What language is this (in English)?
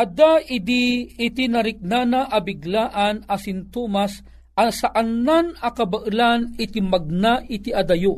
Filipino